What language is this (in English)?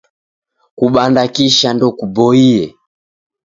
Taita